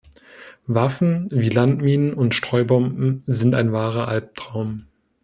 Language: German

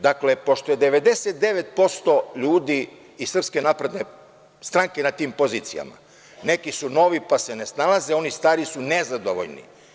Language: Serbian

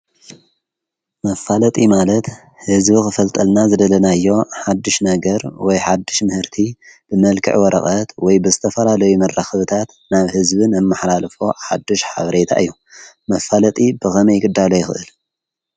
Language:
Tigrinya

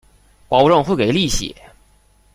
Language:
Chinese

